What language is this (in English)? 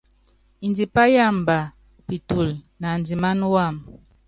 Yangben